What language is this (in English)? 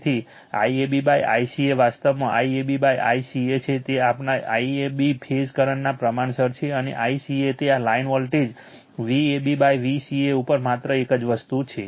Gujarati